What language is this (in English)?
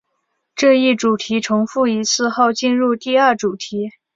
Chinese